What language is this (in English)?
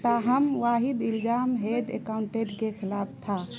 Urdu